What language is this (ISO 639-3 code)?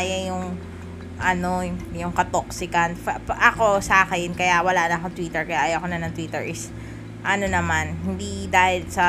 fil